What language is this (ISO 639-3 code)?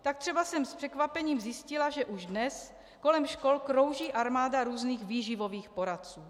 ces